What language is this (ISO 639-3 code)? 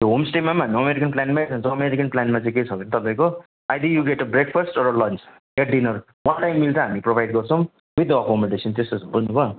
nep